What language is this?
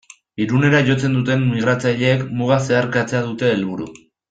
Basque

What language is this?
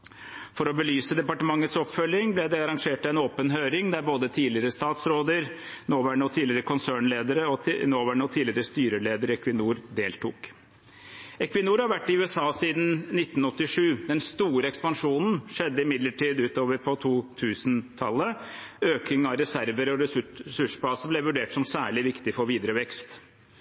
Norwegian Bokmål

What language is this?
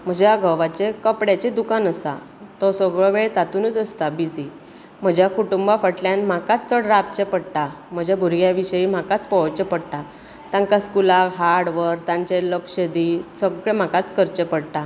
Konkani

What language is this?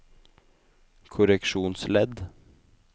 Norwegian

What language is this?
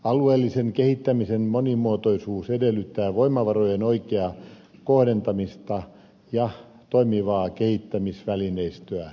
Finnish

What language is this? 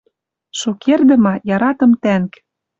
Western Mari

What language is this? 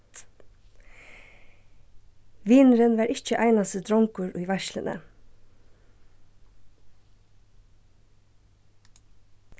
Faroese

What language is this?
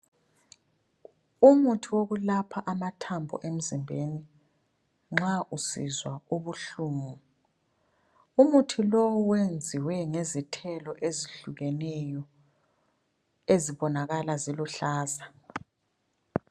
North Ndebele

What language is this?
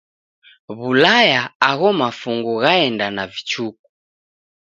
Taita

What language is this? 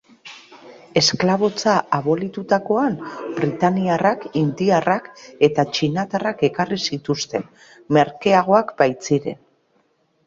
Basque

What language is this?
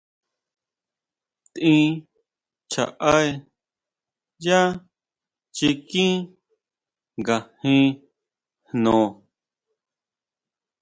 Huautla Mazatec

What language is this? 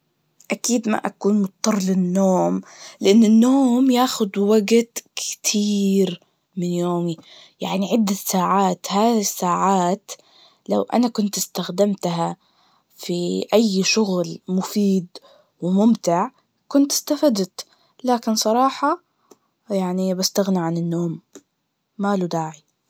Najdi Arabic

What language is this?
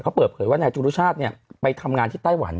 Thai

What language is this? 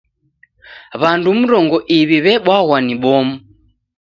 Taita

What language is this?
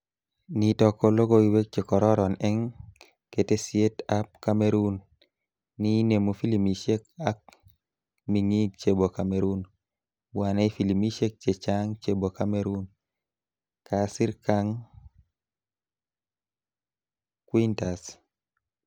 Kalenjin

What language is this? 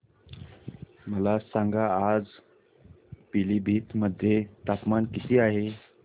Marathi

